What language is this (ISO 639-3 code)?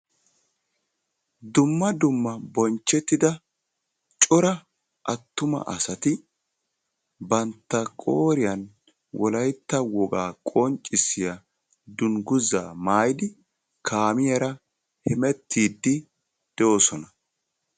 wal